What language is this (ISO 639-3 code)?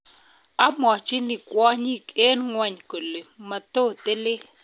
kln